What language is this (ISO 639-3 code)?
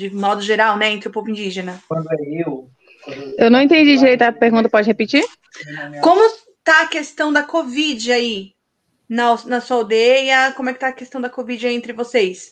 por